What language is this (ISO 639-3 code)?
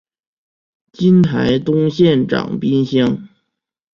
zho